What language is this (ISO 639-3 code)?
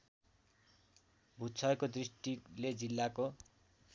nep